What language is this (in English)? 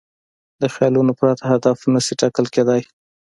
Pashto